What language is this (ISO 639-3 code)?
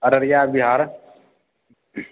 mai